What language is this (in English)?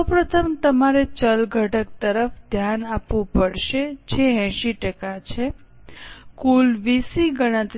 Gujarati